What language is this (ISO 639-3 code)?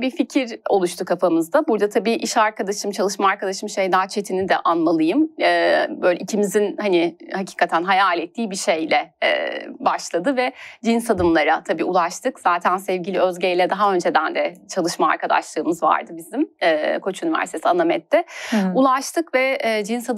tur